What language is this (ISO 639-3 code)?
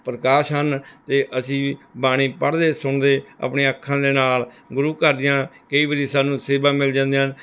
pan